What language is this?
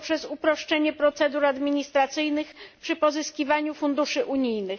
Polish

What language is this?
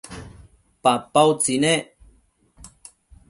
Matsés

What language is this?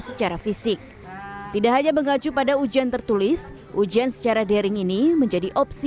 Indonesian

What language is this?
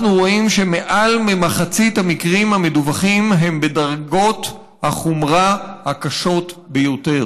Hebrew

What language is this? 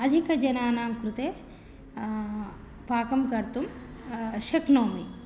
Sanskrit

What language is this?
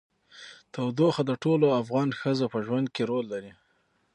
Pashto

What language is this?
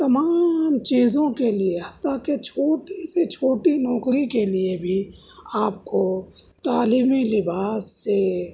Urdu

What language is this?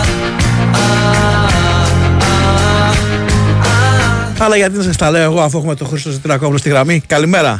Greek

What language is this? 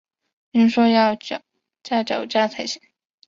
Chinese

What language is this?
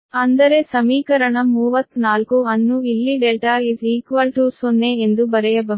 Kannada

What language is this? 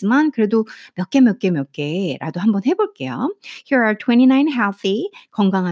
Korean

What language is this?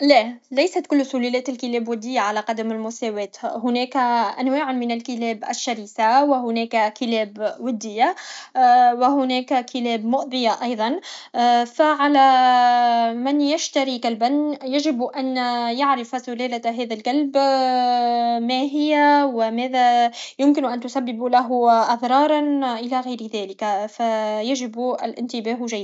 Tunisian Arabic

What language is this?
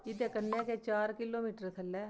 Dogri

